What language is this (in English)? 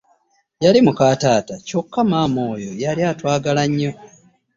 Ganda